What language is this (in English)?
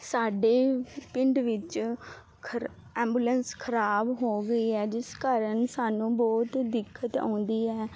Punjabi